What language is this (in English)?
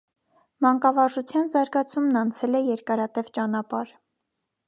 Armenian